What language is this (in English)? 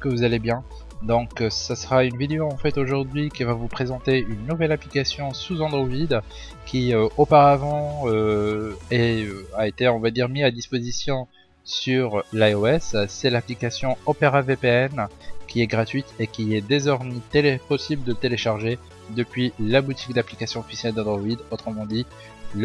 French